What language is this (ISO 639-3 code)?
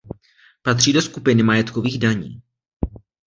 ces